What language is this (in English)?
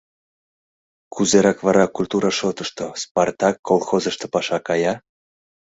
Mari